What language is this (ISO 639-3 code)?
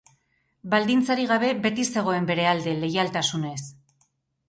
eus